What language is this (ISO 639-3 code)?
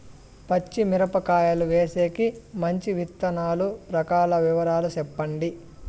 tel